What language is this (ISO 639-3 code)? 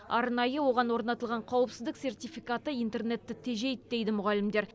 kaz